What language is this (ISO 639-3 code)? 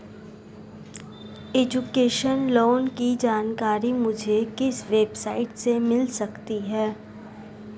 hin